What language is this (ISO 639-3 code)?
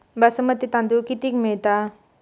mar